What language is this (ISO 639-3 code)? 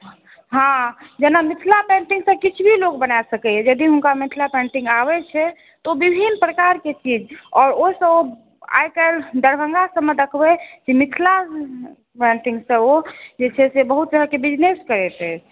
mai